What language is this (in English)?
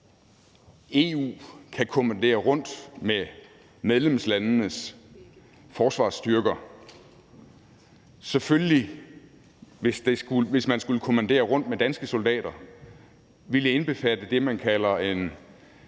Danish